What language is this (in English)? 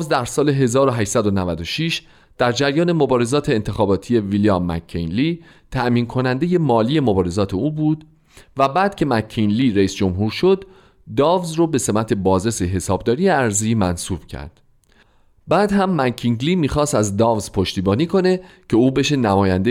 Persian